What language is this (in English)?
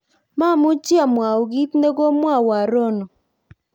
Kalenjin